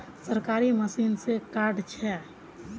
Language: Magahi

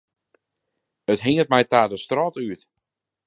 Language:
Western Frisian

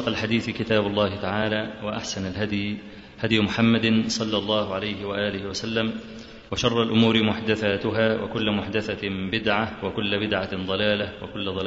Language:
Arabic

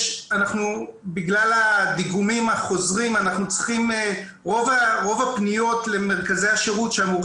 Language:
Hebrew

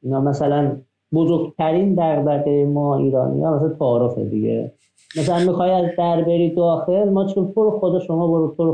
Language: Persian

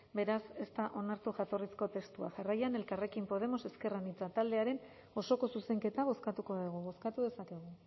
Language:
Basque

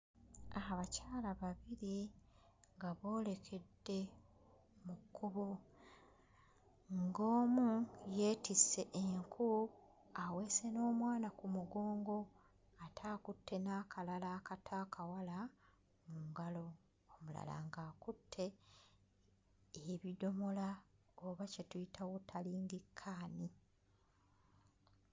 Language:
Ganda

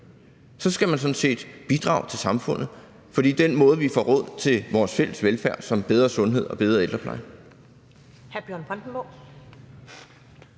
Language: Danish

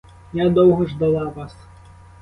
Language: Ukrainian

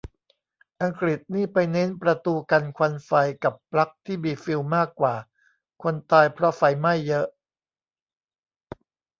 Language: Thai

